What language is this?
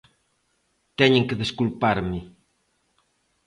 Galician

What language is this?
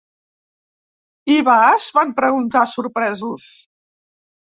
Catalan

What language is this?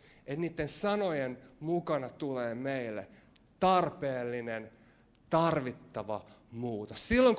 Finnish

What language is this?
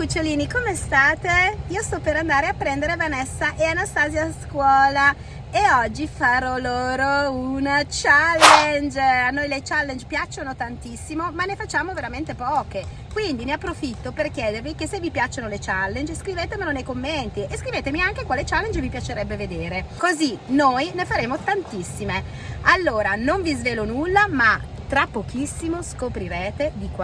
Italian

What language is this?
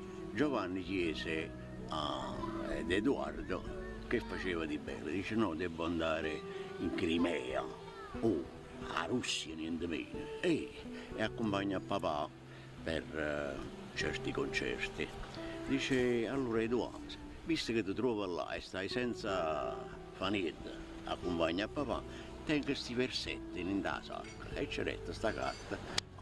Italian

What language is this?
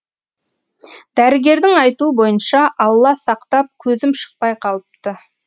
Kazakh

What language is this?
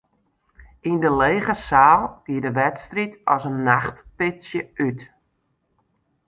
Western Frisian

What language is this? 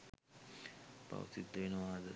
Sinhala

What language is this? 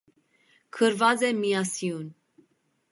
Armenian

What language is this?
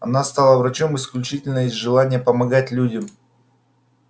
Russian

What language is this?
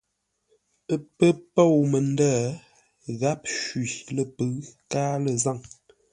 Ngombale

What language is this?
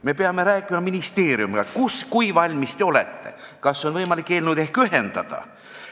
Estonian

